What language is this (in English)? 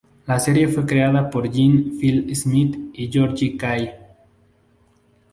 Spanish